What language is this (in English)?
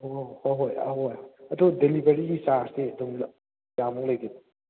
Manipuri